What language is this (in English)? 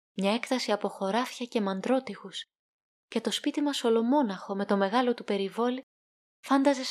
Greek